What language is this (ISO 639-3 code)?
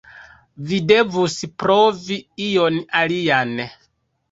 epo